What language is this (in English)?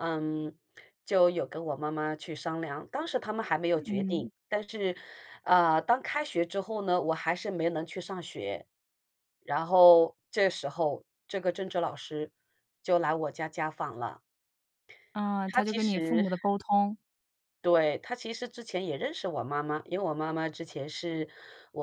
Chinese